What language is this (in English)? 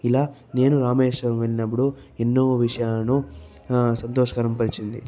Telugu